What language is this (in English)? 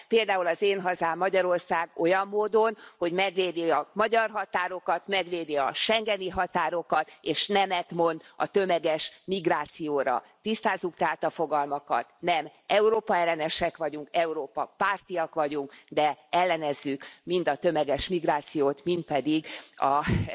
Hungarian